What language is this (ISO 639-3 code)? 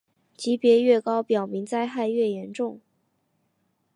zho